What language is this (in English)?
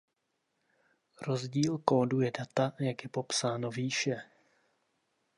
Czech